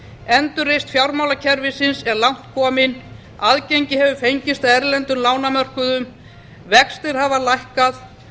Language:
Icelandic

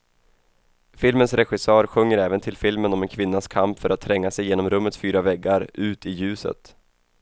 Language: Swedish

